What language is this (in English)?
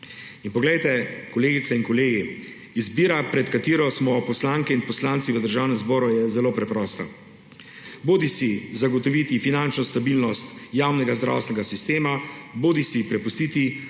Slovenian